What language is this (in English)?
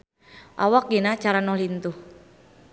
Sundanese